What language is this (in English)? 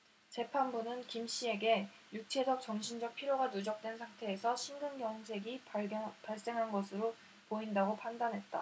Korean